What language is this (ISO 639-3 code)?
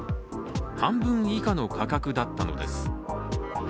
jpn